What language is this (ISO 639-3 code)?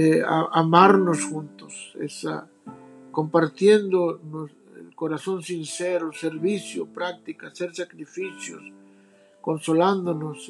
spa